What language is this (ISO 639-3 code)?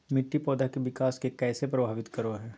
mag